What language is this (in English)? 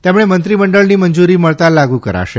Gujarati